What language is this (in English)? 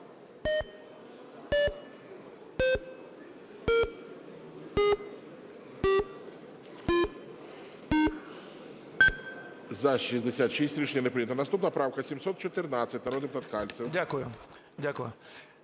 Ukrainian